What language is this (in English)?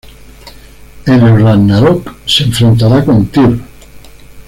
Spanish